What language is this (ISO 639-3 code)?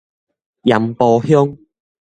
nan